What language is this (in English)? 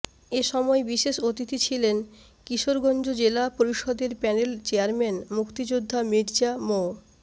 Bangla